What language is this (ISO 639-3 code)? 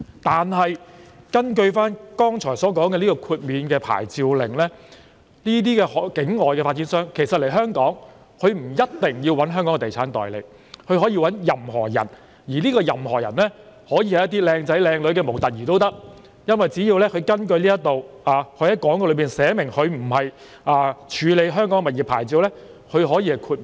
yue